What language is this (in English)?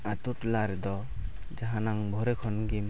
Santali